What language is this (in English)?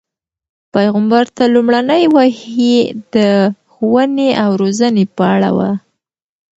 Pashto